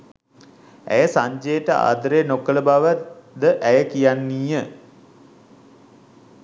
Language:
Sinhala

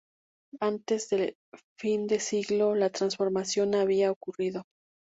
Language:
Spanish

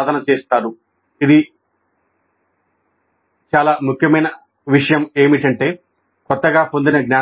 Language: Telugu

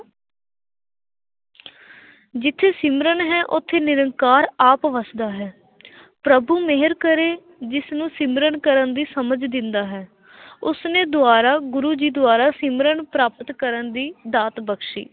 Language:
Punjabi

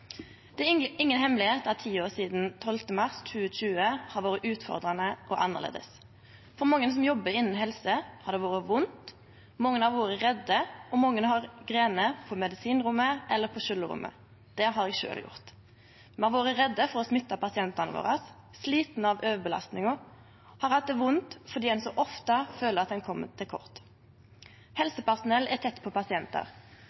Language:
Norwegian Nynorsk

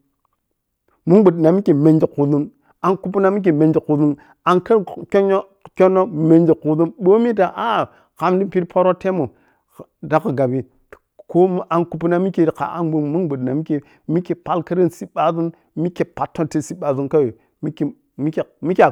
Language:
Piya-Kwonci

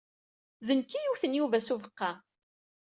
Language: Kabyle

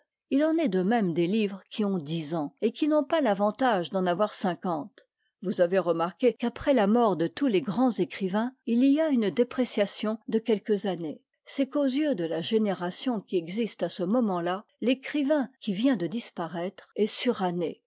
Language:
French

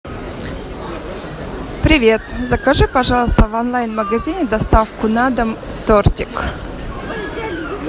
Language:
Russian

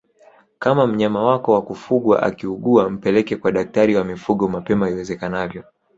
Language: Swahili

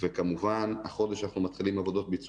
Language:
Hebrew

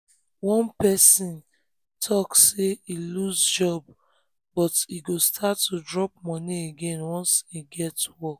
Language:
Nigerian Pidgin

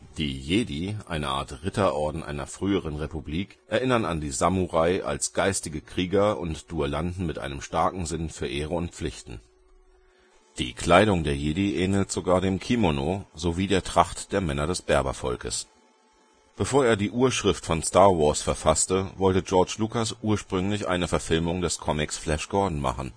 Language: German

